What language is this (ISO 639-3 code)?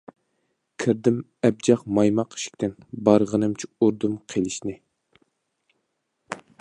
uig